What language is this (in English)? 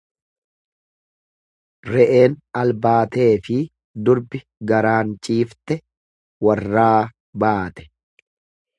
Oromo